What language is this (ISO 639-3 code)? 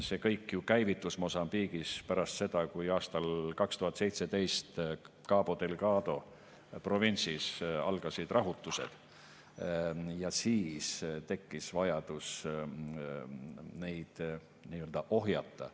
est